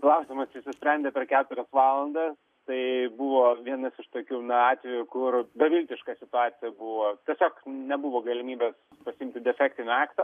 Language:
Lithuanian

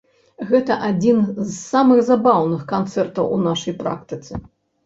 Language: Belarusian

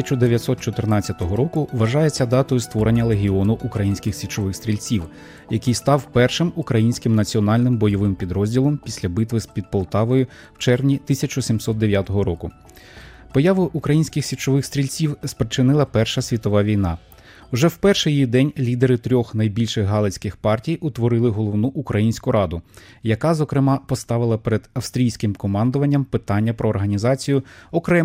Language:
Ukrainian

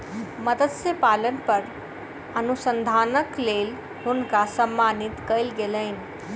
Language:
Maithili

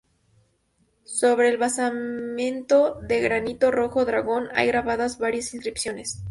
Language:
Spanish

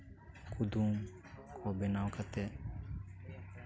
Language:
Santali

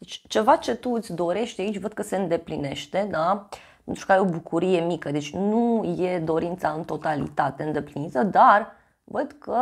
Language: Romanian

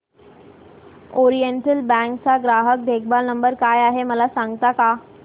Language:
Marathi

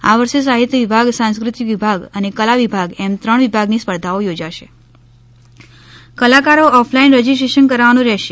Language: Gujarati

